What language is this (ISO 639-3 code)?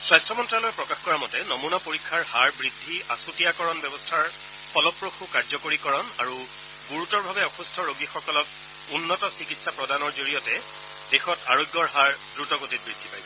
asm